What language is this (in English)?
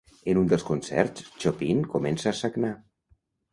Catalan